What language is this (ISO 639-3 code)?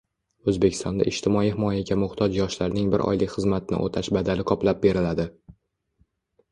uzb